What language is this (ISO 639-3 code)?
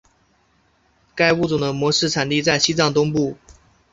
zho